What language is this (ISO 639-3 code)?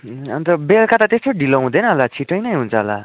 nep